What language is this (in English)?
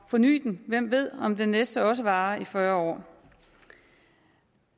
Danish